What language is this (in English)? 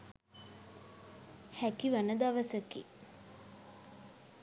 Sinhala